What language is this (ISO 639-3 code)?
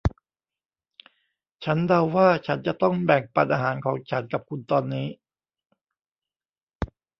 tha